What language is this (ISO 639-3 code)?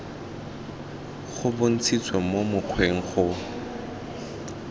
tsn